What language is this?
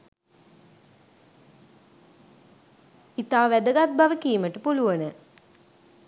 Sinhala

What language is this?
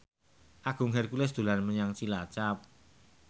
Javanese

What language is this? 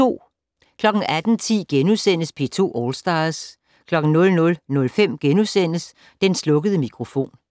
Danish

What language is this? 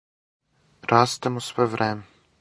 Serbian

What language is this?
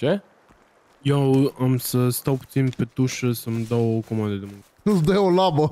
Romanian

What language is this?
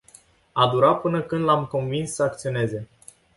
Romanian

